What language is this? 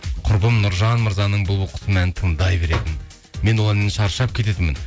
Kazakh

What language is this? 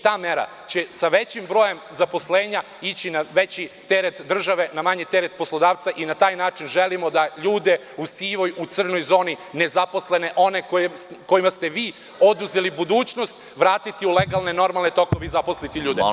Serbian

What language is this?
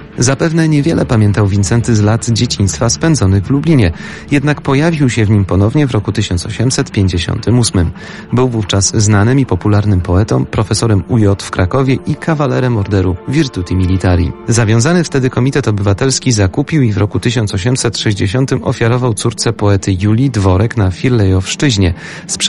Polish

